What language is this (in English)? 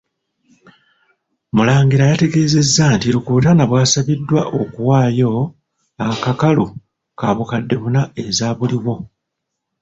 Ganda